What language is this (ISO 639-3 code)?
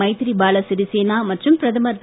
tam